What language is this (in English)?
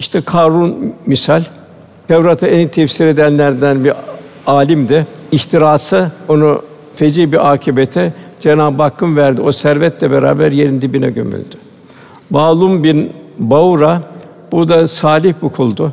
Turkish